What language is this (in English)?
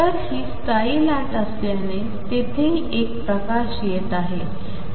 Marathi